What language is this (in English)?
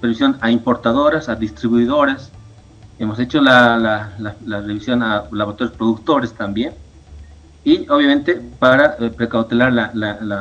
Spanish